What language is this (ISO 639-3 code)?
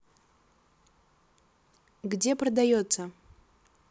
rus